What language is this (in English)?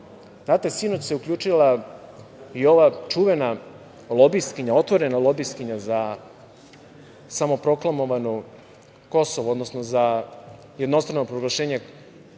Serbian